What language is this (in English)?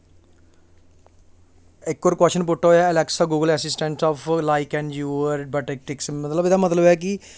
Dogri